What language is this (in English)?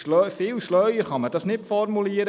Swiss German